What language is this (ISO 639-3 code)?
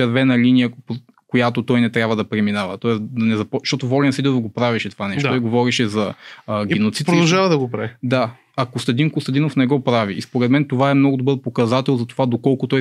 bul